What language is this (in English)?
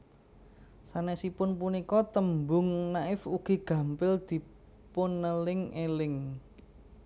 Javanese